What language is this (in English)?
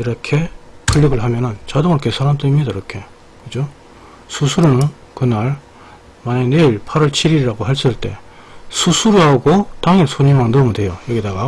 Korean